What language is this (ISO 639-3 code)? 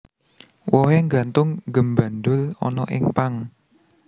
jav